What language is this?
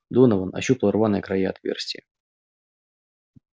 Russian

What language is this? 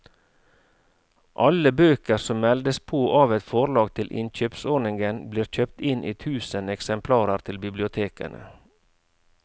Norwegian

